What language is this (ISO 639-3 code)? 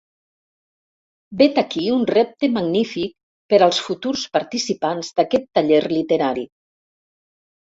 cat